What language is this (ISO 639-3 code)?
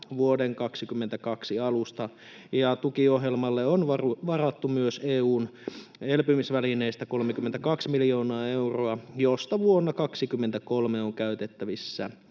fin